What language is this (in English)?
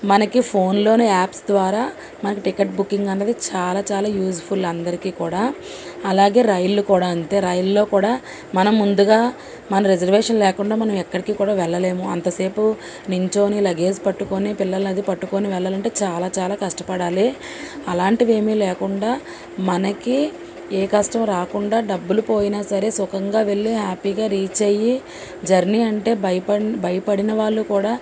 Telugu